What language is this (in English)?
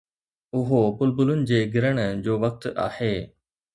Sindhi